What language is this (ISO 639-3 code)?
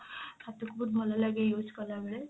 ori